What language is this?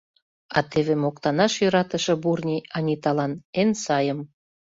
Mari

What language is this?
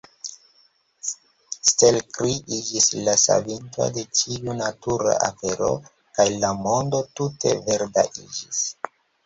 Esperanto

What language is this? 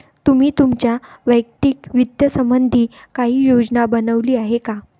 Marathi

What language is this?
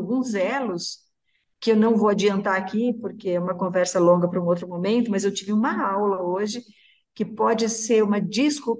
Portuguese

